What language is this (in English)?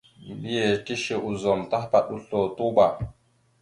Mada (Cameroon)